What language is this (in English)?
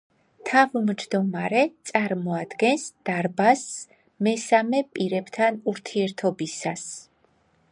Georgian